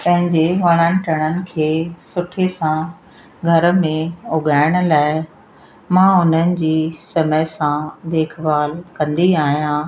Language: Sindhi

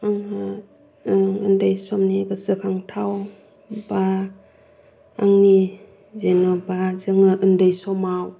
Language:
Bodo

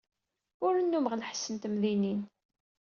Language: Kabyle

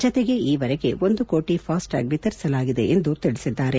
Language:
Kannada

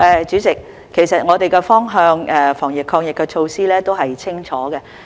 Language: Cantonese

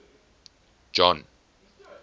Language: English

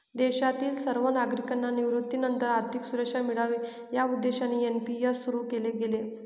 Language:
Marathi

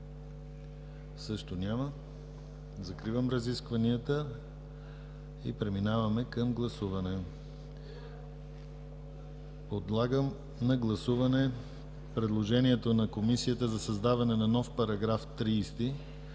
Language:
Bulgarian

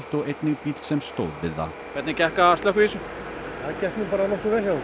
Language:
Icelandic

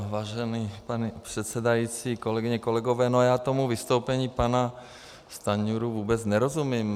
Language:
Czech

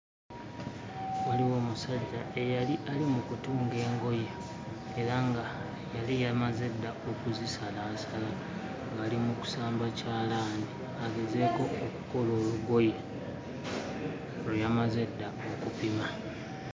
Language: Ganda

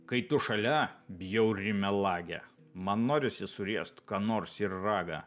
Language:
Lithuanian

